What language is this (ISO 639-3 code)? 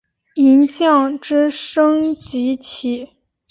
zho